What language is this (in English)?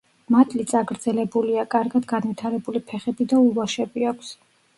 Georgian